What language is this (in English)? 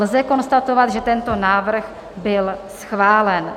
Czech